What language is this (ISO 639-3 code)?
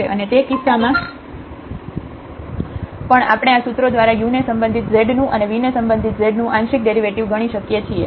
guj